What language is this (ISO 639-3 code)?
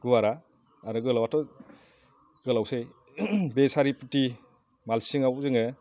brx